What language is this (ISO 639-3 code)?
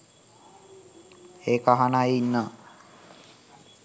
sin